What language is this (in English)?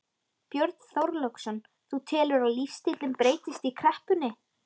Icelandic